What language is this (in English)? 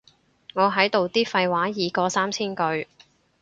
Cantonese